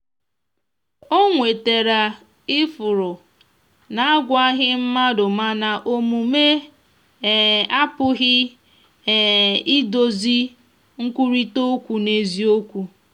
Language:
Igbo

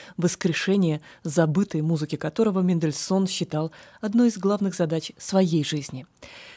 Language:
Russian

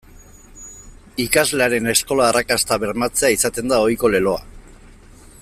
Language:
Basque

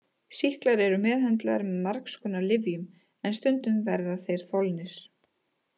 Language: Icelandic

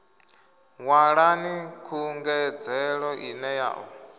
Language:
Venda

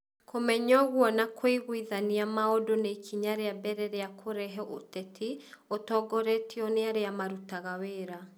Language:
Kikuyu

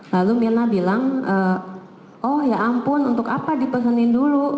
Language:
Indonesian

